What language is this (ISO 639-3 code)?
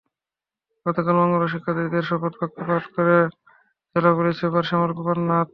ben